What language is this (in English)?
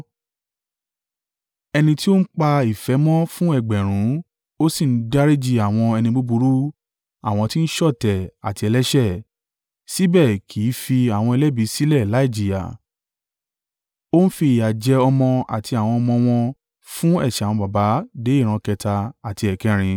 Yoruba